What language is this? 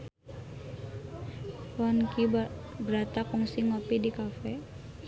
Sundanese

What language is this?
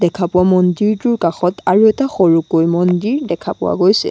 Assamese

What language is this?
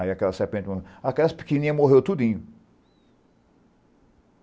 Portuguese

